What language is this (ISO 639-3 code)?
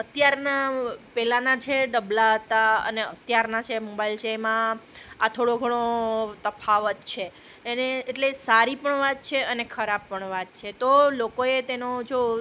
guj